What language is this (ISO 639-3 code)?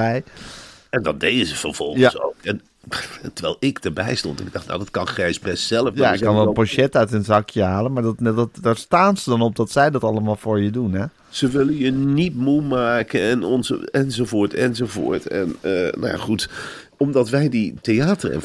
nld